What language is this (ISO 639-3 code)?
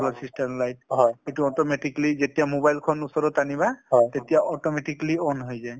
asm